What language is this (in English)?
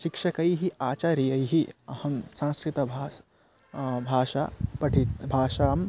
Sanskrit